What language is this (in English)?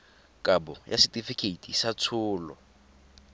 Tswana